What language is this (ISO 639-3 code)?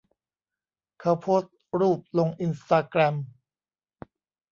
tha